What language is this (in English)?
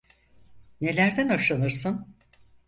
Turkish